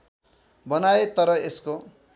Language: Nepali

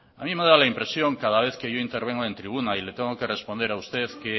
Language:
Spanish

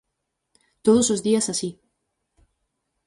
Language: Galician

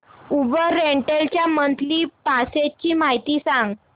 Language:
Marathi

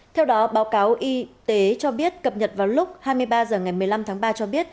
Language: Vietnamese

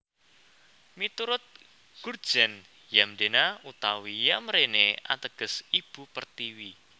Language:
Javanese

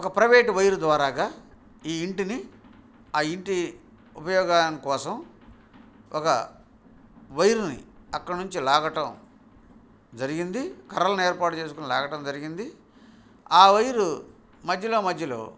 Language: Telugu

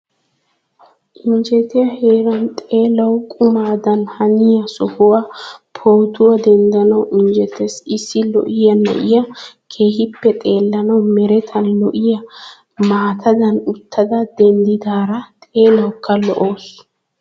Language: Wolaytta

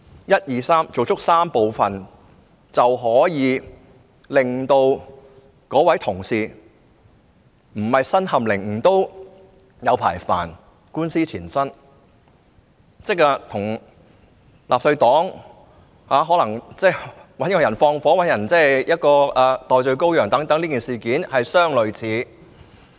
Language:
Cantonese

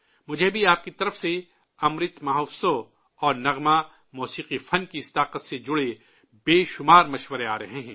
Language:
Urdu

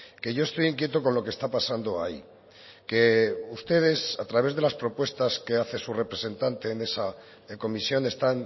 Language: Spanish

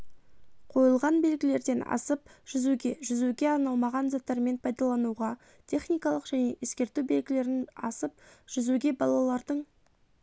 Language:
Kazakh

